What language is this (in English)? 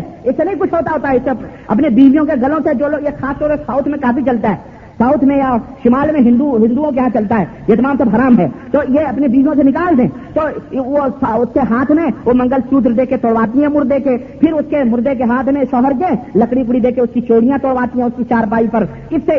Urdu